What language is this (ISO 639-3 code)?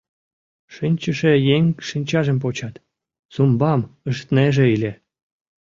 chm